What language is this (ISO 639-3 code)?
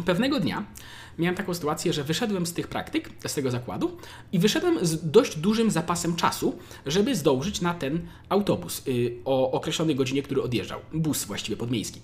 pol